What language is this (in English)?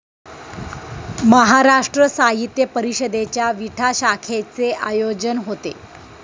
Marathi